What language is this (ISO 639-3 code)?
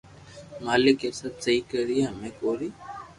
lrk